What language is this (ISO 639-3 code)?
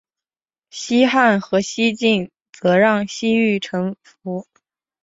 zho